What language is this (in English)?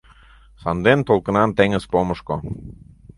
Mari